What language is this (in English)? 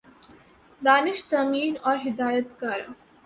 Urdu